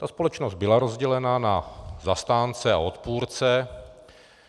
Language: Czech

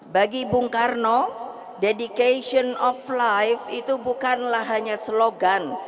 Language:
Indonesian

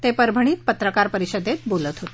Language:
Marathi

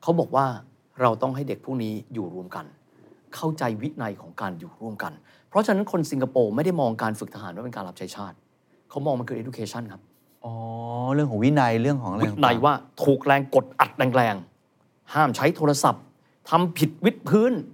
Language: Thai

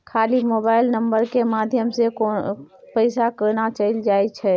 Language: Maithili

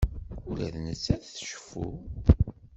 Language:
Kabyle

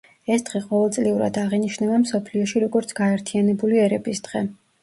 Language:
Georgian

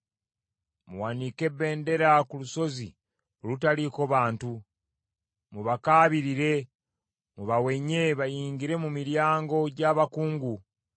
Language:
Ganda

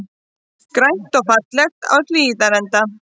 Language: Icelandic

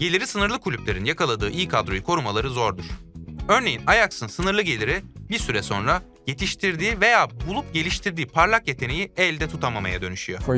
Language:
Turkish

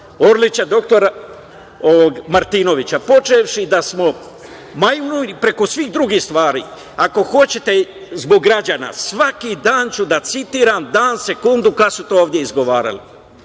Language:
Serbian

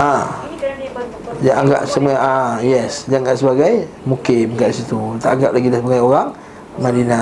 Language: Malay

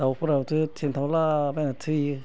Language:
Bodo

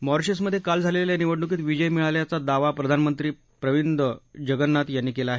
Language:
Marathi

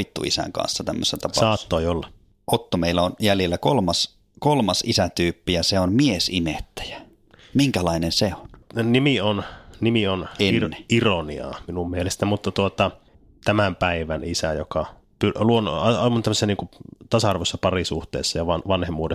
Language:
Finnish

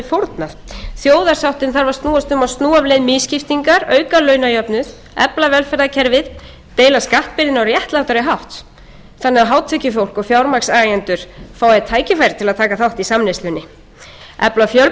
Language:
Icelandic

